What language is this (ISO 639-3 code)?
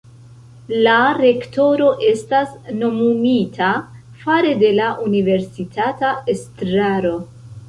epo